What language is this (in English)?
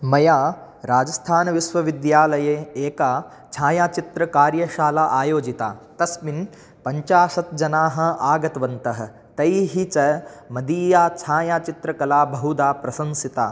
Sanskrit